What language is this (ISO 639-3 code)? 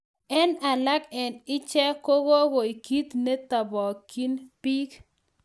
kln